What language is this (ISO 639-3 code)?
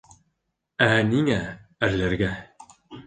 bak